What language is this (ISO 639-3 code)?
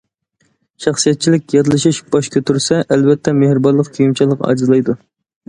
uig